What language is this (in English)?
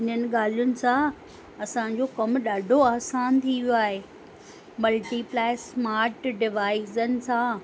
Sindhi